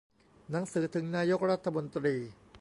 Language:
Thai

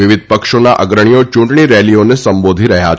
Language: Gujarati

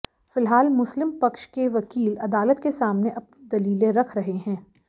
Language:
Hindi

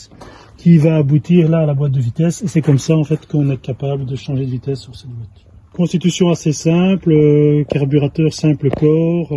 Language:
French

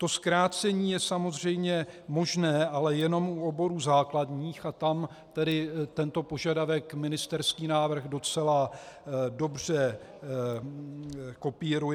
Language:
Czech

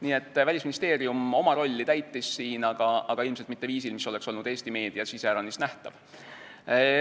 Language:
Estonian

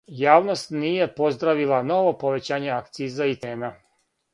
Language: Serbian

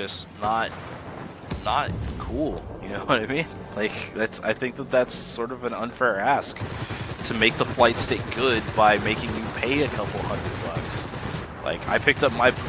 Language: English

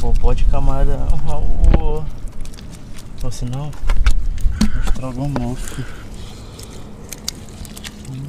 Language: Portuguese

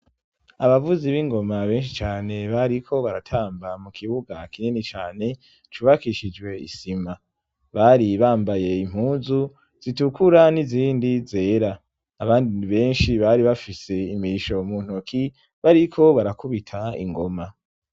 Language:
Rundi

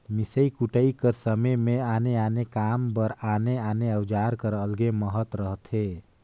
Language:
Chhattisgarhi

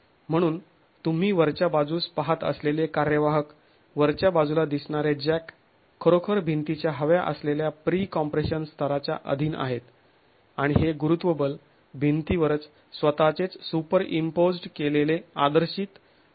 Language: Marathi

